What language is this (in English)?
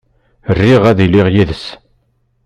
Kabyle